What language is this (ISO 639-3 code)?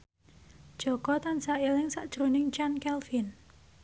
jav